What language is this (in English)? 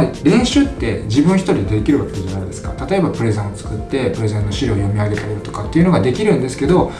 Japanese